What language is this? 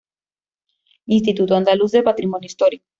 Spanish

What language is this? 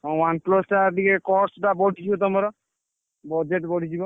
Odia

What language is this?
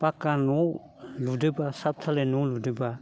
Bodo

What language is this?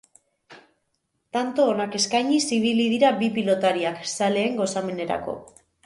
Basque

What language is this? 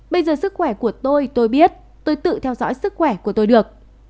Vietnamese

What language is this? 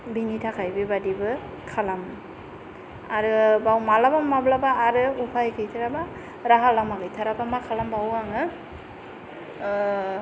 Bodo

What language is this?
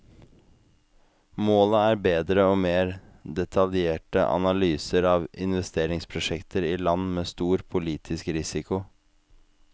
Norwegian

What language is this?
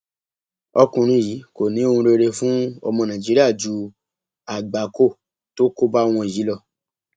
Yoruba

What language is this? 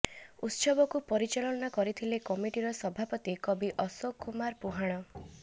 Odia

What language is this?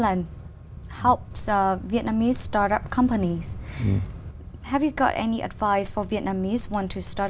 Vietnamese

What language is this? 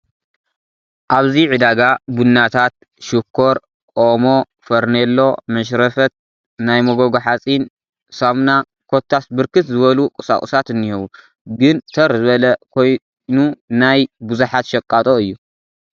Tigrinya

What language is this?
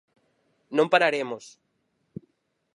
Galician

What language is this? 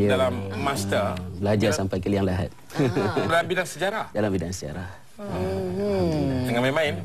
Malay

